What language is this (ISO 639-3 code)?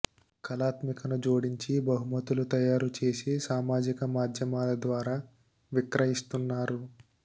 tel